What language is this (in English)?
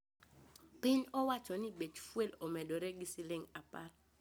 Luo (Kenya and Tanzania)